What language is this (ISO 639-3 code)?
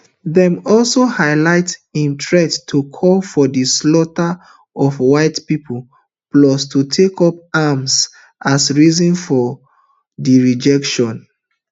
pcm